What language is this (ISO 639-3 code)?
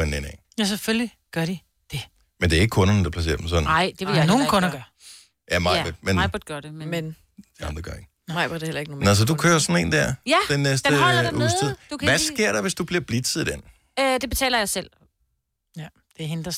dan